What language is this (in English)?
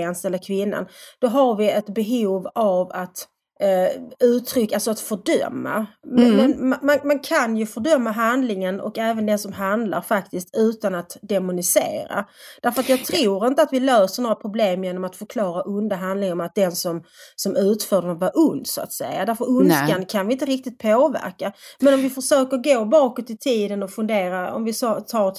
Swedish